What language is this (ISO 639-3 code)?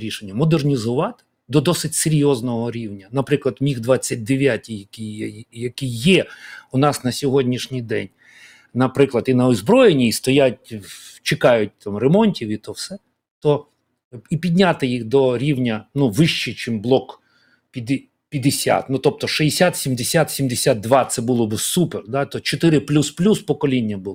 ukr